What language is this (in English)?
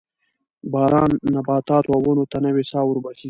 Pashto